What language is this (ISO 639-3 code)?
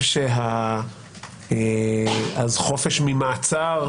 heb